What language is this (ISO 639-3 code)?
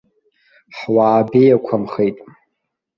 abk